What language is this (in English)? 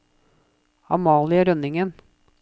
Norwegian